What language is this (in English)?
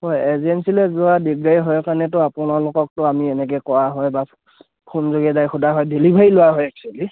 Assamese